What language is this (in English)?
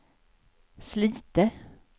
Swedish